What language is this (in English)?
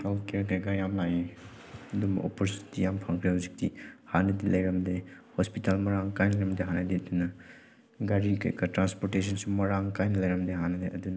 Manipuri